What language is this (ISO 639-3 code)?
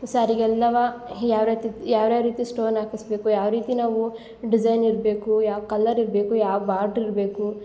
kan